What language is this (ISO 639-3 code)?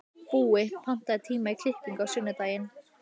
isl